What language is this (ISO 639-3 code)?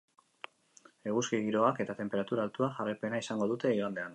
eus